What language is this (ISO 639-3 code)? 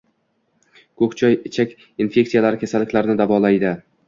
uzb